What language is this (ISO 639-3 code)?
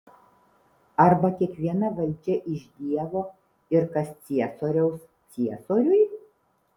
lit